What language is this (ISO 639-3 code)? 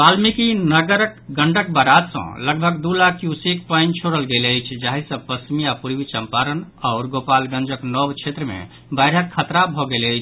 mai